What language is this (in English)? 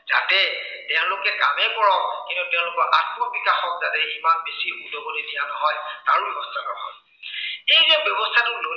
Assamese